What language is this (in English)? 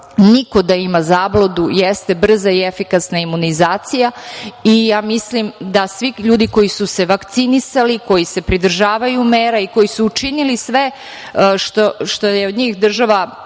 Serbian